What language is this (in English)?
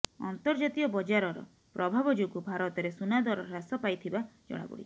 Odia